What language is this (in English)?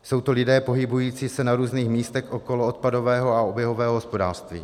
Czech